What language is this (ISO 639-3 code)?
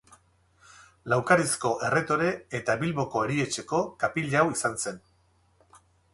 eus